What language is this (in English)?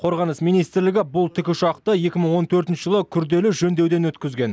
Kazakh